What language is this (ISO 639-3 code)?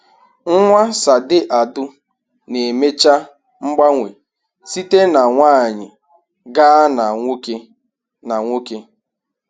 ibo